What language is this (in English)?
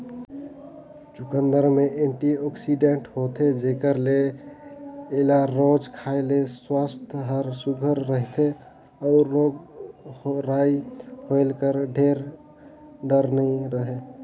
Chhattisgarhi